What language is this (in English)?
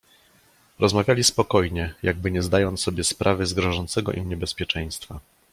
Polish